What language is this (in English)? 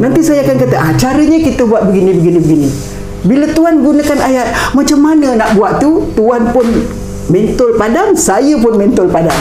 Malay